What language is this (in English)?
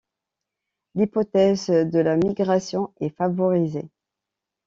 French